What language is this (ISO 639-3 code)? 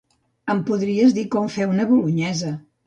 cat